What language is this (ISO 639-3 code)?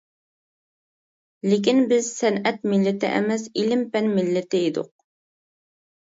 uig